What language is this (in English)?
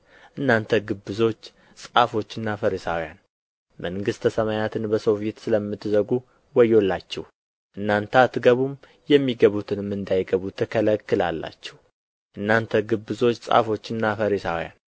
Amharic